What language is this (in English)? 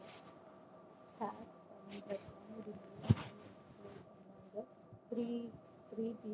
Tamil